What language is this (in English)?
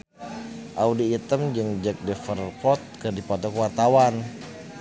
Sundanese